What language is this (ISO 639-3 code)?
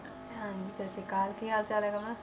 pan